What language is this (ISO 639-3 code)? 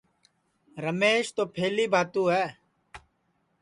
ssi